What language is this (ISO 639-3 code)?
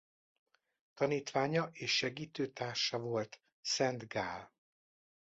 hun